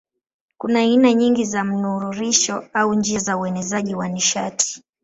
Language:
Swahili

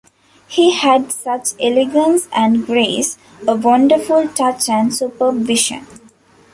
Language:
English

